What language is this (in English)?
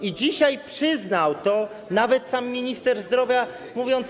Polish